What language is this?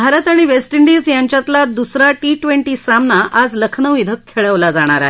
Marathi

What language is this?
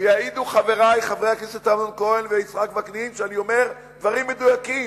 Hebrew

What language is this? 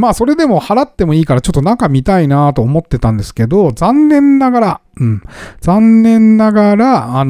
Japanese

